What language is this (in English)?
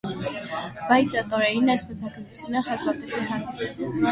Armenian